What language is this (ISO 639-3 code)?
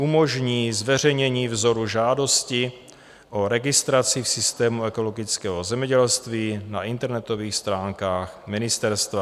ces